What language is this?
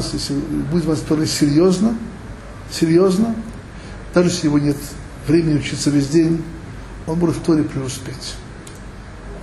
Russian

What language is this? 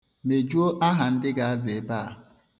Igbo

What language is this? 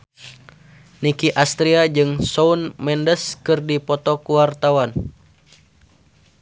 Sundanese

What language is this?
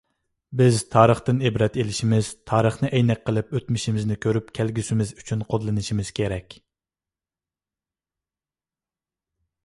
Uyghur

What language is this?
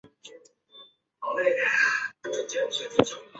Chinese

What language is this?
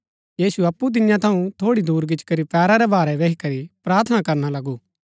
Gaddi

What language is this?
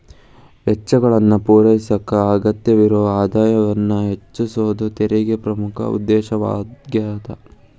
Kannada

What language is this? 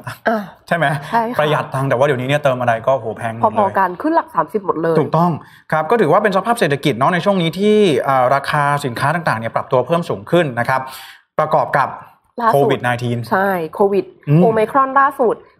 Thai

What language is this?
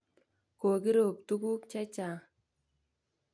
Kalenjin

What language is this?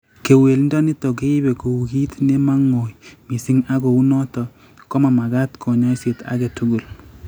Kalenjin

